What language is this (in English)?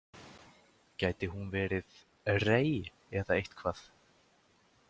Icelandic